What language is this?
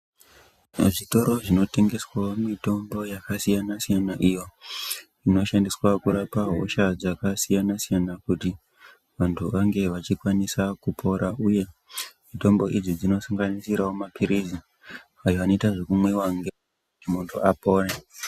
Ndau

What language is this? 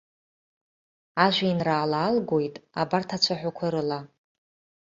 Abkhazian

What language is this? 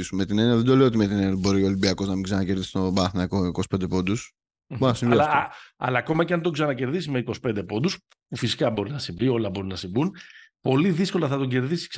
Greek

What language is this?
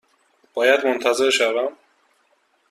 Persian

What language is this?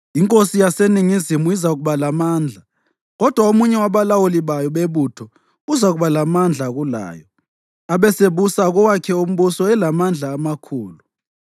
North Ndebele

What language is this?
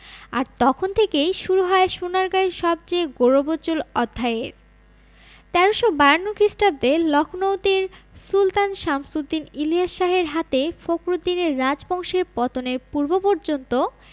Bangla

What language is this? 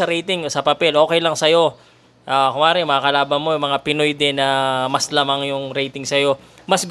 Filipino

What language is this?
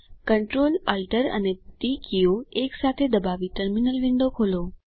Gujarati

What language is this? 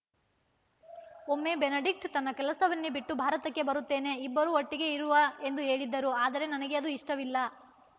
Kannada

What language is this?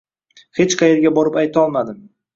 Uzbek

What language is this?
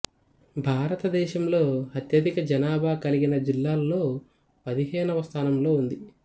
Telugu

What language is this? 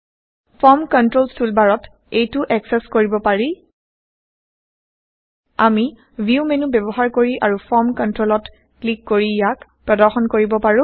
Assamese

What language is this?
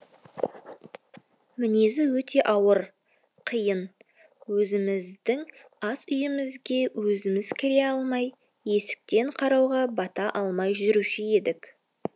Kazakh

